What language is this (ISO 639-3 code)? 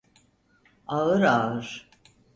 tur